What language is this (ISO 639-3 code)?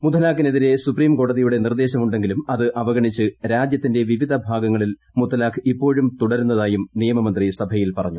mal